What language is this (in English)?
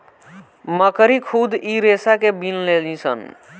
Bhojpuri